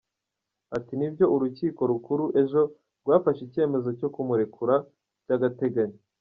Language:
Kinyarwanda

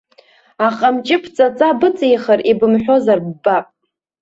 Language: Abkhazian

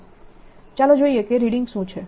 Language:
Gujarati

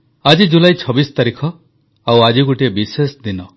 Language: Odia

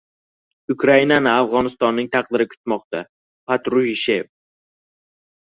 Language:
Uzbek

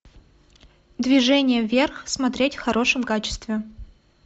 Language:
Russian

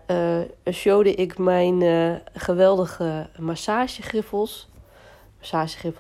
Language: Dutch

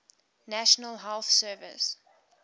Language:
English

